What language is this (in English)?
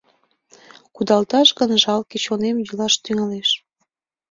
Mari